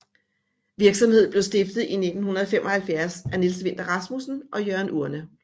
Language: Danish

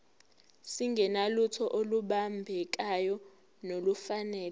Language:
Zulu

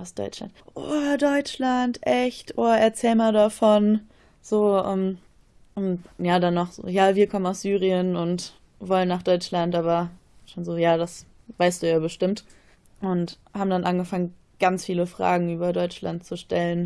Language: German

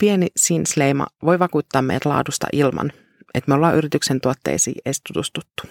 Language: Finnish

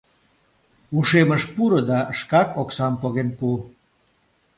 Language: Mari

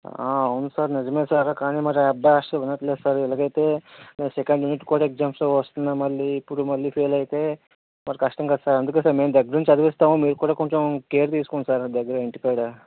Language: Telugu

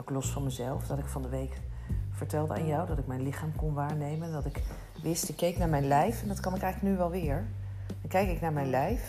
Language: Dutch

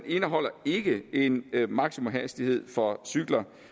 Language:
Danish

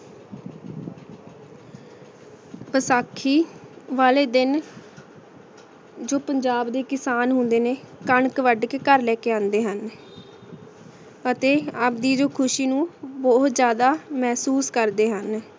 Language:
Punjabi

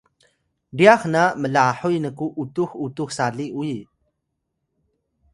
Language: Atayal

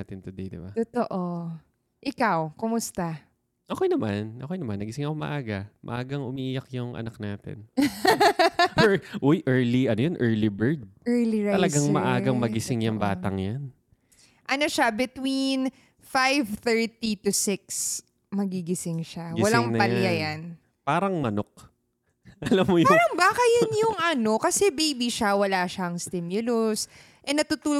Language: Filipino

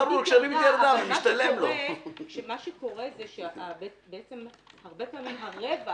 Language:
Hebrew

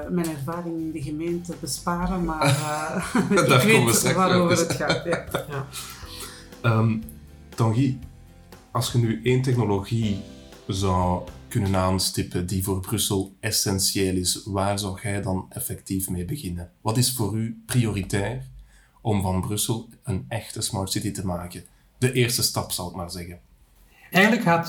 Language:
Dutch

